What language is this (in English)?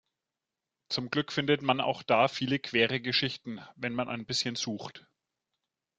German